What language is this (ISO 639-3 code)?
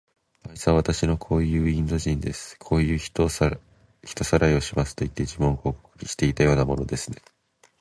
jpn